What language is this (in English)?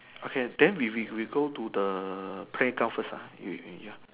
English